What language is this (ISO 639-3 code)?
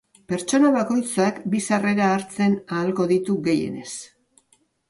eus